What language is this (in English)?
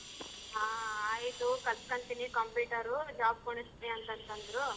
Kannada